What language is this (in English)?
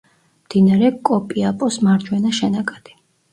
Georgian